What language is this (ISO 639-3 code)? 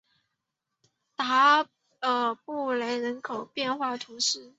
zho